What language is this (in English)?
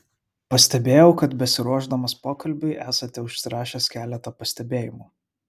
Lithuanian